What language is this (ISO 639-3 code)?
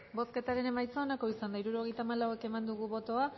eus